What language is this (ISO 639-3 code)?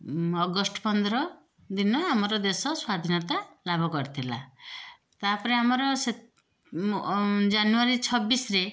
ori